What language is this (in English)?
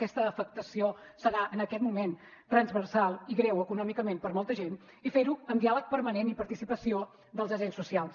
Catalan